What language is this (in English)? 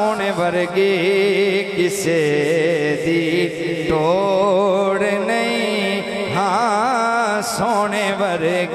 Hindi